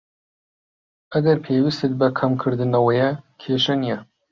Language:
Central Kurdish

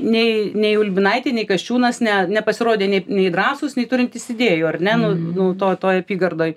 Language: Lithuanian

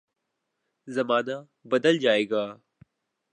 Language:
Urdu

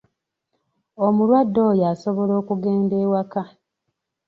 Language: Ganda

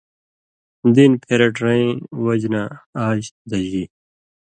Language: Indus Kohistani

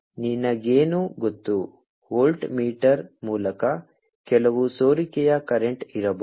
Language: Kannada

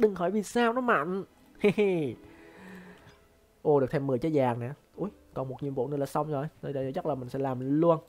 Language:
Vietnamese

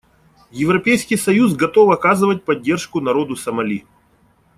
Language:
Russian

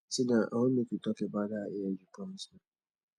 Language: Nigerian Pidgin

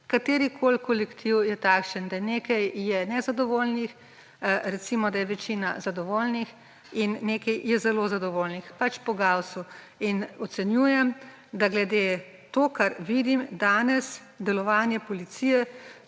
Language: Slovenian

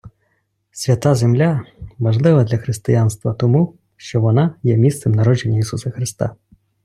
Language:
Ukrainian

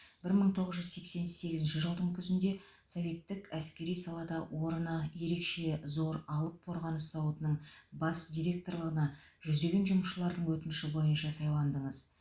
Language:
Kazakh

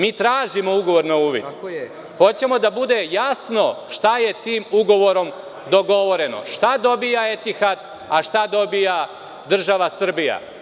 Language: Serbian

